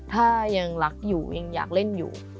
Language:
Thai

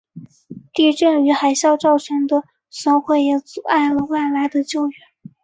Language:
Chinese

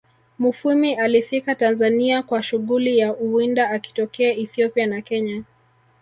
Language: Swahili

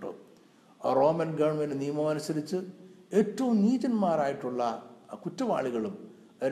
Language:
Malayalam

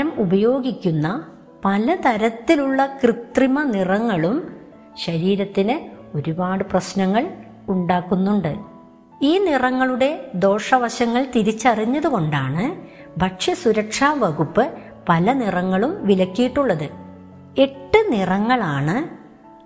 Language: Malayalam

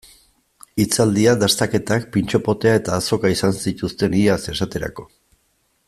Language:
Basque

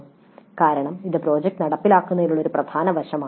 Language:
Malayalam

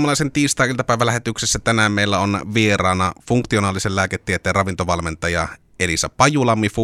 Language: Finnish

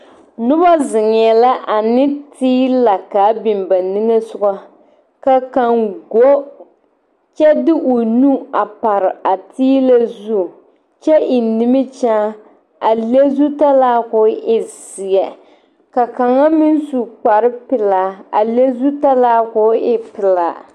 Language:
Southern Dagaare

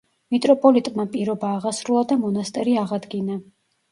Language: Georgian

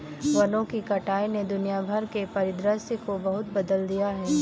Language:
Hindi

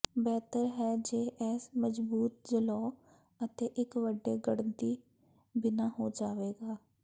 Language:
Punjabi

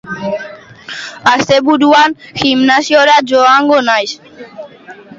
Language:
Basque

